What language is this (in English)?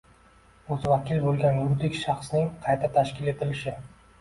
Uzbek